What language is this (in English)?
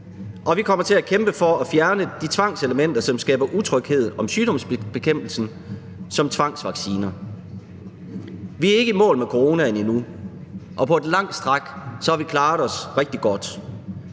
Danish